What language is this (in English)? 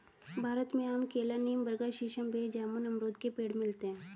Hindi